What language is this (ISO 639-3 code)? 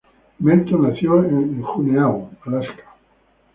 spa